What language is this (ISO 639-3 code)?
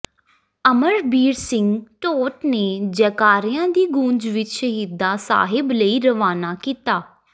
pan